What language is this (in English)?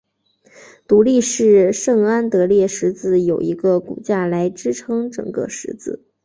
Chinese